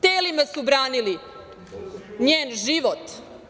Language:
Serbian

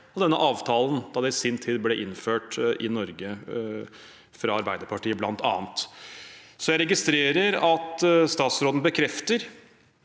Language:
Norwegian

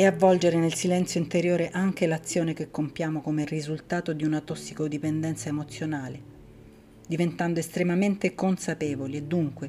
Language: Italian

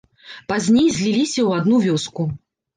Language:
Belarusian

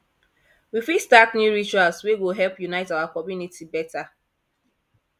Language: Nigerian Pidgin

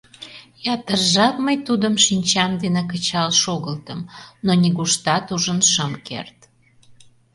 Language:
Mari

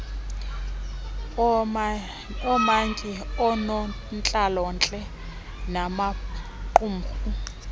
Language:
Xhosa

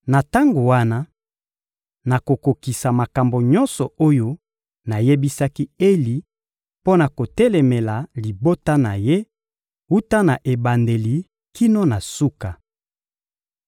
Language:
Lingala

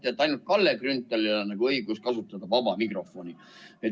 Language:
Estonian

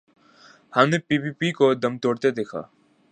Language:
Urdu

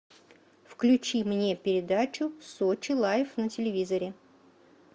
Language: Russian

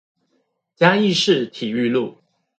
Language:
Chinese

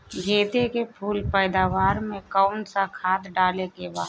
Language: Bhojpuri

